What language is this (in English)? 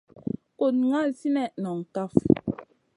Masana